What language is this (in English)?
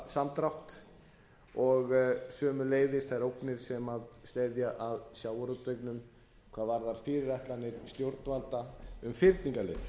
Icelandic